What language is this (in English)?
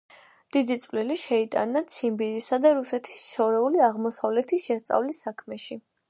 Georgian